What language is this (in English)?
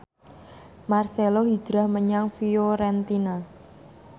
Javanese